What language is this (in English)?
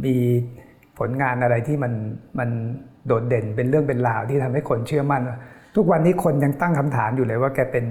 Thai